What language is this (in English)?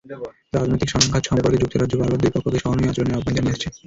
Bangla